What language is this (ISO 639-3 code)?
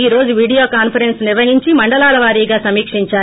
tel